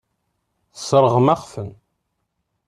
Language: Kabyle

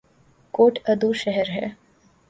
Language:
Urdu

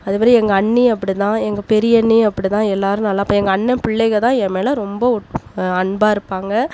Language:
Tamil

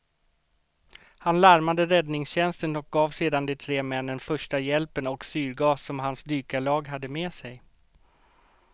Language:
Swedish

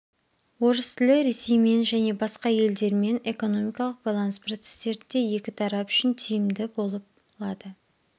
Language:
Kazakh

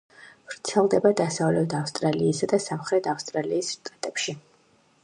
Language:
Georgian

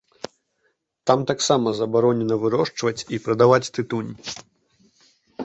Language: Belarusian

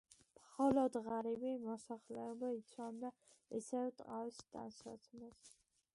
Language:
Georgian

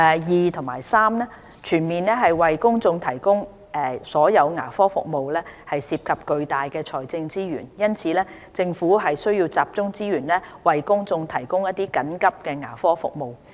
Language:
Cantonese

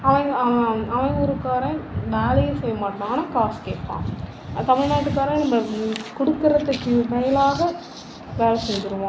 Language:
Tamil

